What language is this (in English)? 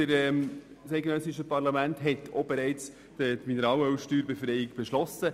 Swiss German